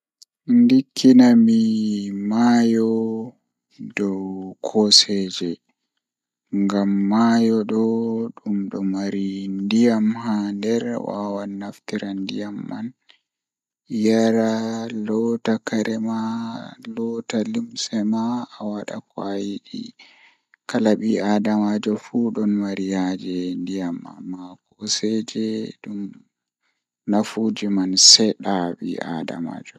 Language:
Fula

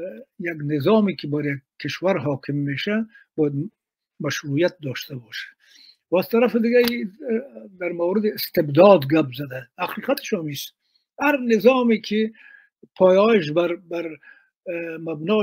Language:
Persian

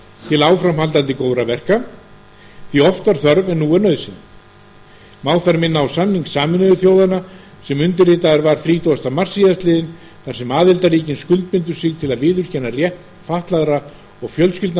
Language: Icelandic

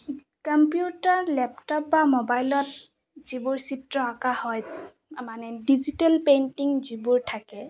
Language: Assamese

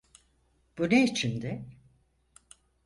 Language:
Turkish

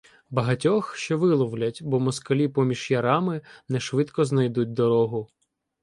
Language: Ukrainian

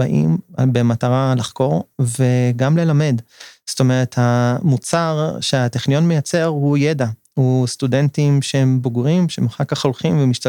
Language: Hebrew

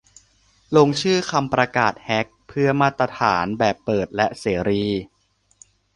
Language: Thai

